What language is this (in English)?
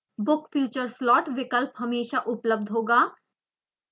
Hindi